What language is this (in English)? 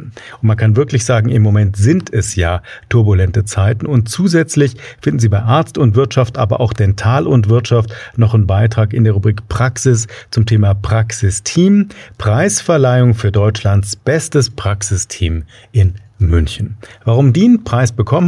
German